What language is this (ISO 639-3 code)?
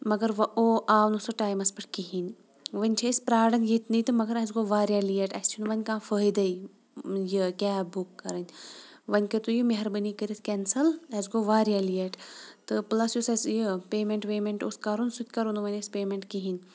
kas